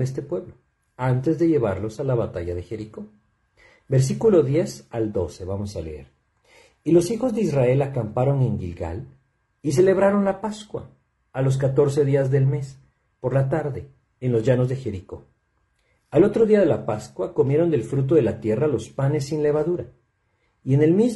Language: Spanish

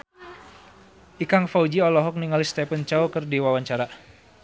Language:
Sundanese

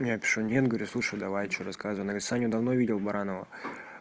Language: Russian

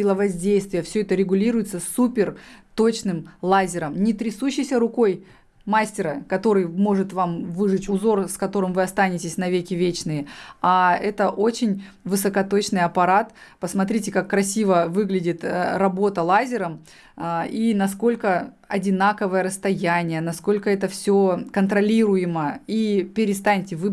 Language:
Russian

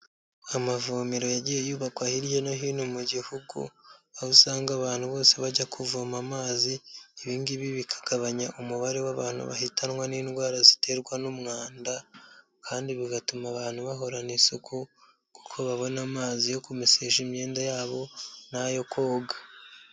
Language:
Kinyarwanda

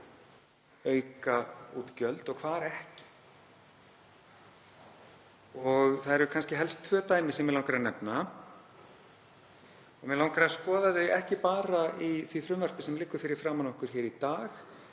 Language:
Icelandic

